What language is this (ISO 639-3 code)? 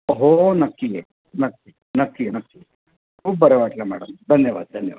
mar